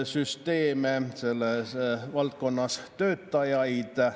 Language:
Estonian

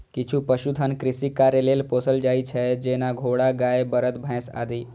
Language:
Maithili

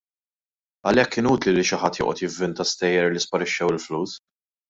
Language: Maltese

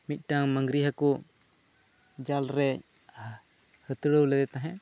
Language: Santali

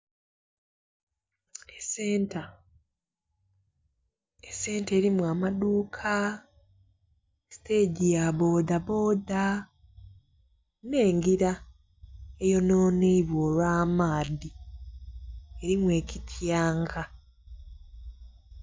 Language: Soga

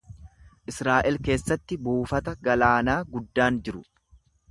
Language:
Oromo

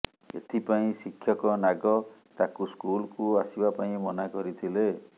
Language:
Odia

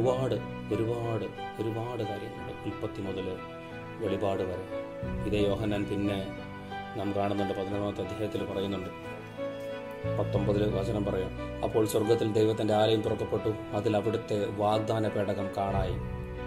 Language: Malayalam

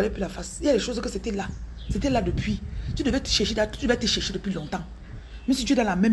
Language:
French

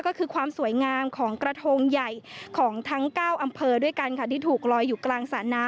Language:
Thai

